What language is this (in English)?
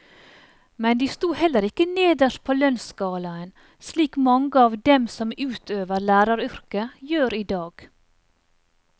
Norwegian